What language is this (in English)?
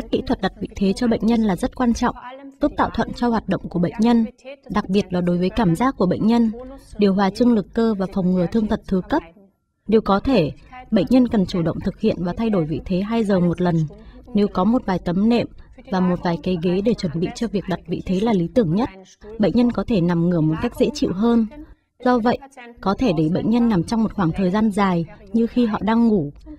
Vietnamese